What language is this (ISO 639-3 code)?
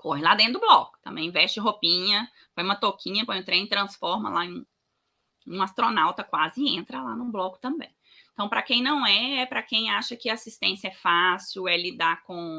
por